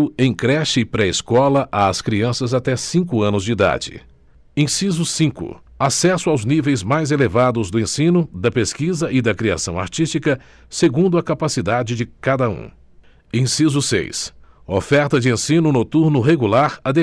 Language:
Portuguese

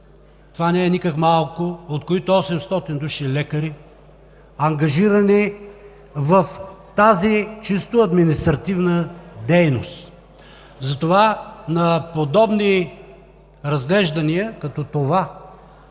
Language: Bulgarian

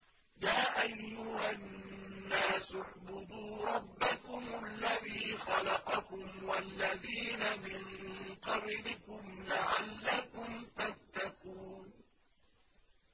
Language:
Arabic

